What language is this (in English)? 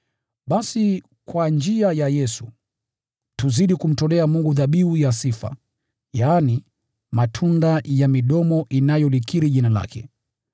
Swahili